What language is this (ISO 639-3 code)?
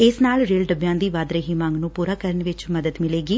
pan